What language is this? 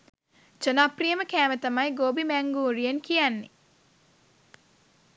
Sinhala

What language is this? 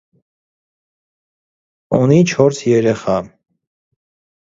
Armenian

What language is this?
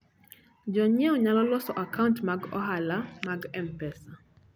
Luo (Kenya and Tanzania)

